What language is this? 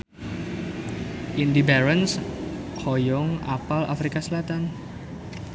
Sundanese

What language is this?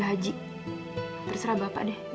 Indonesian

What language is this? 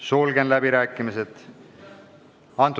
Estonian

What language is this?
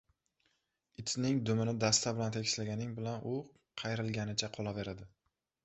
Uzbek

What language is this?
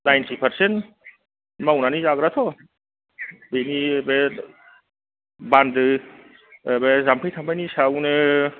Bodo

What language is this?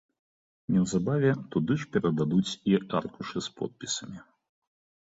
Belarusian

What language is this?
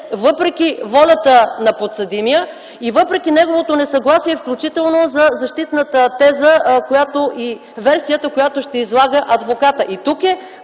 Bulgarian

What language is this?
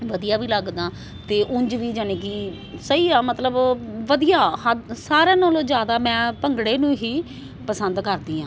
Punjabi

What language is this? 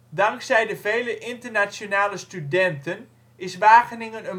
Dutch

